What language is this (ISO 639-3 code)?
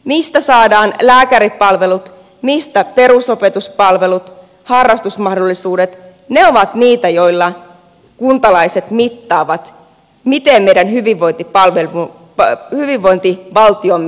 fin